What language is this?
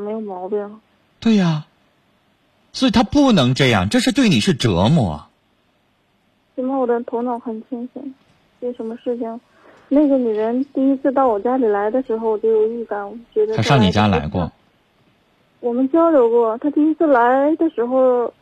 Chinese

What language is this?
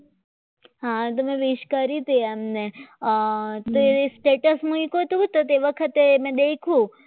Gujarati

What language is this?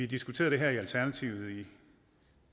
Danish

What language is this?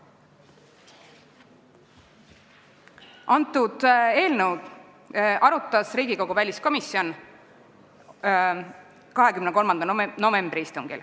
Estonian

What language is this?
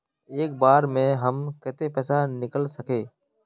Magahi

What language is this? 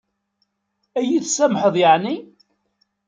Kabyle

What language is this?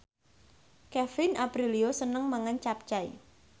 Javanese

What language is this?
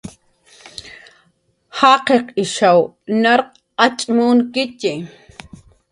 Jaqaru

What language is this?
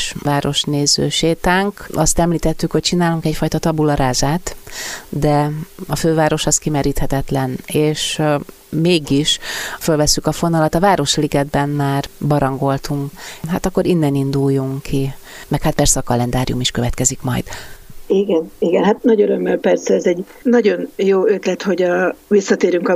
Hungarian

